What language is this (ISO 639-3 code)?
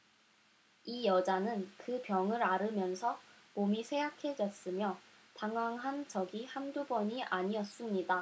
kor